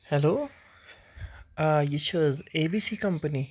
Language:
Kashmiri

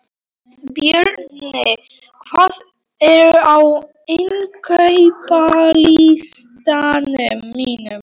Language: Icelandic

